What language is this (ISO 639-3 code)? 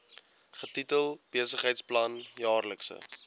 afr